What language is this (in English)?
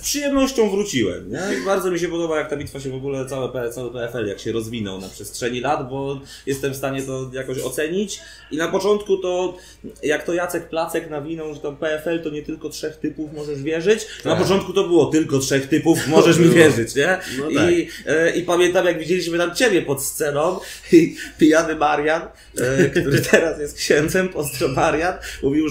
Polish